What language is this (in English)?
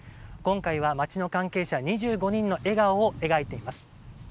Japanese